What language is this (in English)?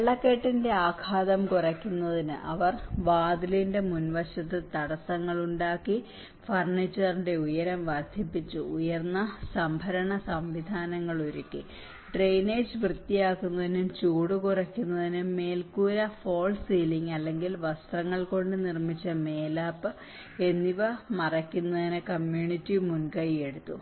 Malayalam